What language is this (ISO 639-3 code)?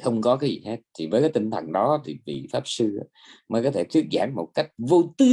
vie